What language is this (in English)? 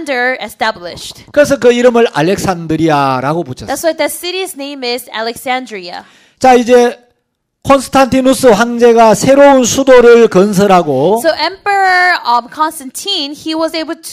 Korean